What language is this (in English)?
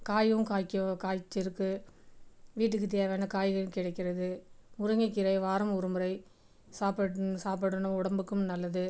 Tamil